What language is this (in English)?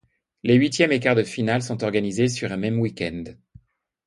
French